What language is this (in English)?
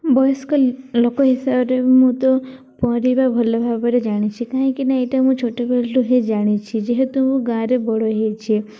Odia